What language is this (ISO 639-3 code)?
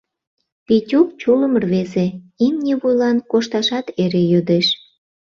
chm